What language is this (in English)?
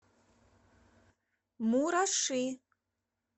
Russian